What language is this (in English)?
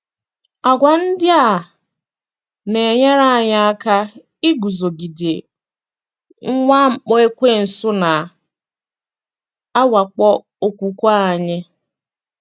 Igbo